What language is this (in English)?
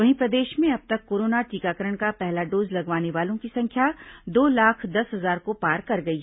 Hindi